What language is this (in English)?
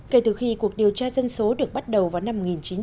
Vietnamese